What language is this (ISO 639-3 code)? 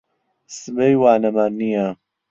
ckb